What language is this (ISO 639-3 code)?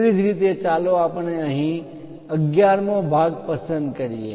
guj